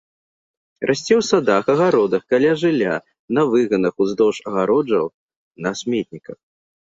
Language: Belarusian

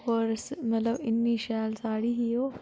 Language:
Dogri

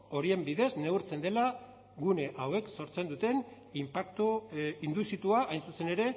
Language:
Basque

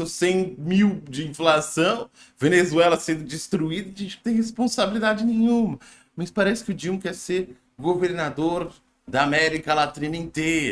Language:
Portuguese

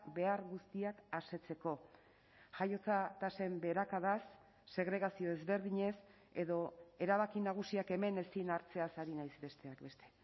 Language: Basque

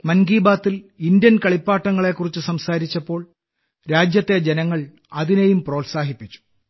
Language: Malayalam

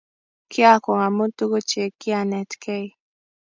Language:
Kalenjin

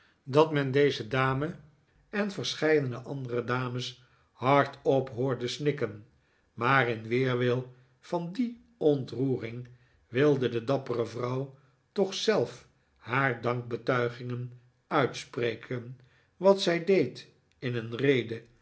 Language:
Dutch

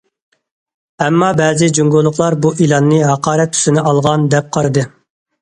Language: Uyghur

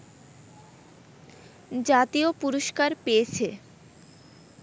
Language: Bangla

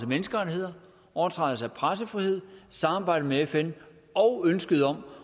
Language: Danish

